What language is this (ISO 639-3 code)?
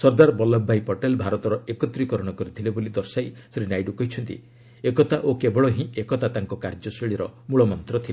ori